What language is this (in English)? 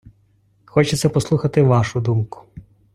Ukrainian